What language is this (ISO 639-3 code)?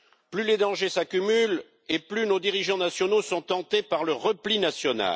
fra